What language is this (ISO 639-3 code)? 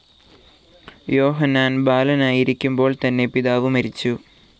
mal